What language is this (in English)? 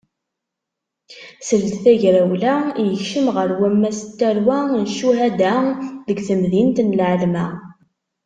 Kabyle